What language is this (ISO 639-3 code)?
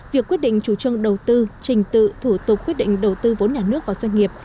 vie